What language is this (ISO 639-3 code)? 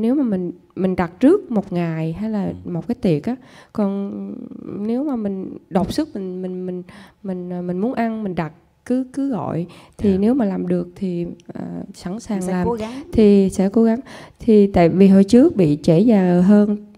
vie